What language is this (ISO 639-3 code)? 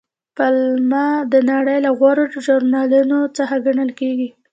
pus